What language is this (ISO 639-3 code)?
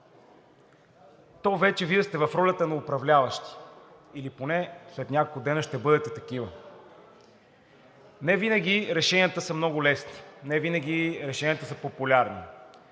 bul